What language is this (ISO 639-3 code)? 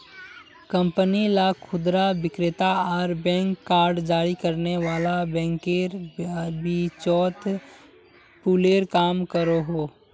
mag